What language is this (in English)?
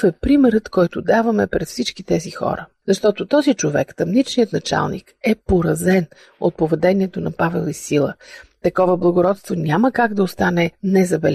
Bulgarian